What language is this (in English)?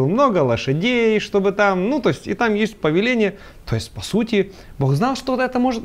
Russian